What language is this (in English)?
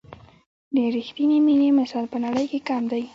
Pashto